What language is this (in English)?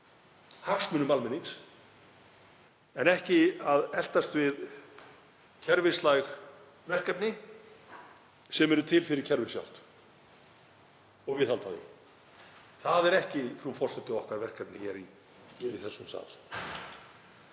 Icelandic